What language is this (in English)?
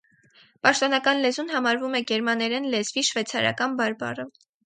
Armenian